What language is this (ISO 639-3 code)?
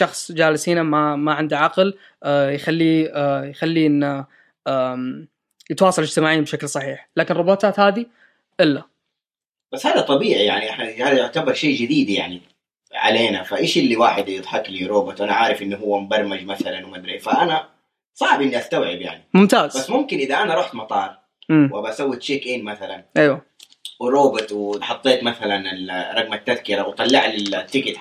ara